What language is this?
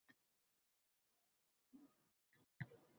Uzbek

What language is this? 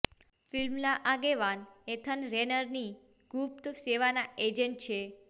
Gujarati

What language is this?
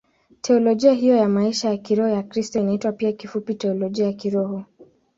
Swahili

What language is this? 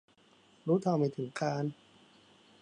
Thai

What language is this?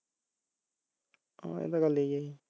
Punjabi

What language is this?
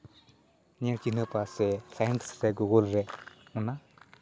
Santali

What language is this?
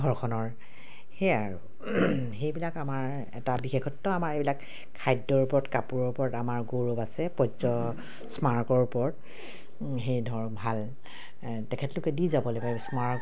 Assamese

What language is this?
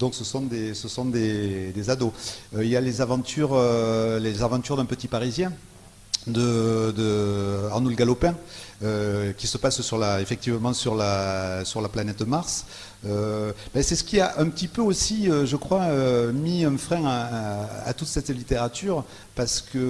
French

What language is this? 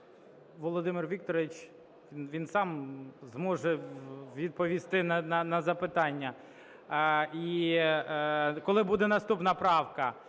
Ukrainian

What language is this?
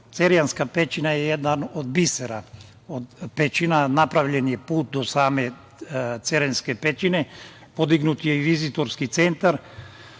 Serbian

